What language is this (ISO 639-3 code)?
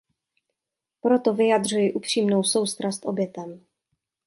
ces